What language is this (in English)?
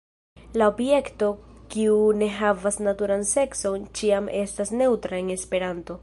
Esperanto